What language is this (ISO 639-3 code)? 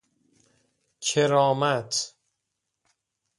fas